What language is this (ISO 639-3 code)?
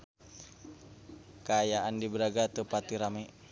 sun